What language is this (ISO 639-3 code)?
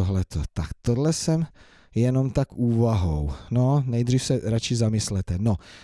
ces